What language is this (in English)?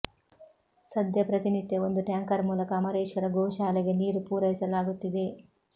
Kannada